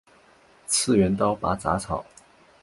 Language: Chinese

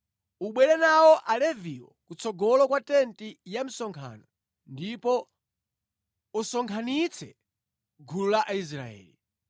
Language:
Nyanja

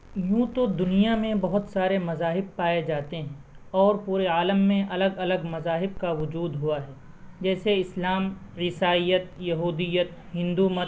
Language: Urdu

